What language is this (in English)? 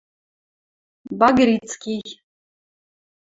Western Mari